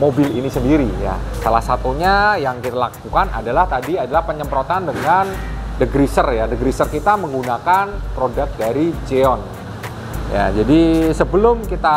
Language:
Indonesian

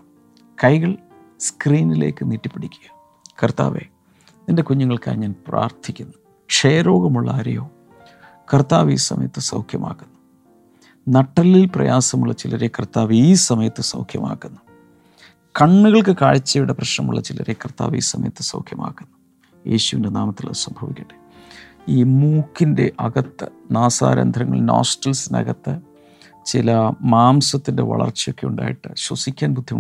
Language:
Malayalam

